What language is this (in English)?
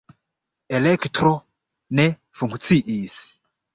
Esperanto